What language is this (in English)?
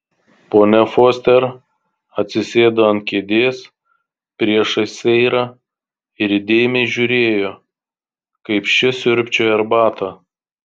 Lithuanian